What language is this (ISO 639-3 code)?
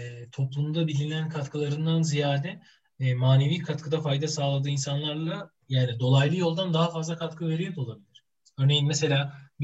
tur